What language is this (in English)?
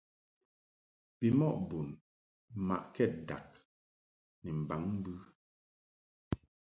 Mungaka